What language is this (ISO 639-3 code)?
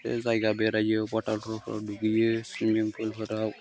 brx